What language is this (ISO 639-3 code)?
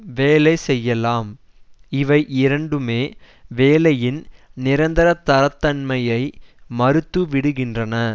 tam